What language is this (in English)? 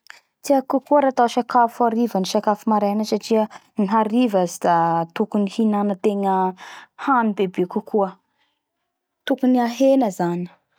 Bara Malagasy